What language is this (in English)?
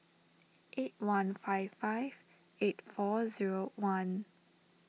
English